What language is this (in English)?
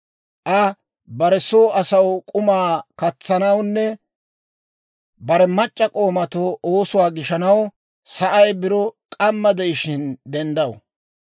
Dawro